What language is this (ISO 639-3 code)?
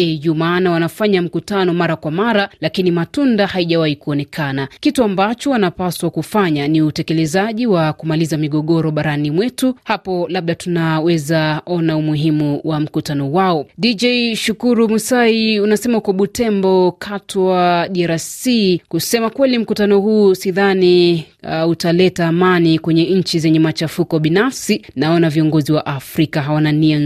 swa